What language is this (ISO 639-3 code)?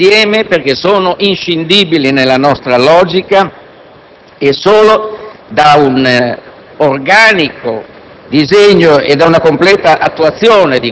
ita